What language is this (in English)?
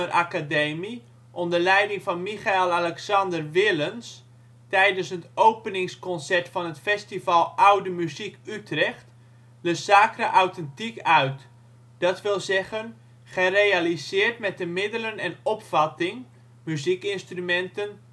Dutch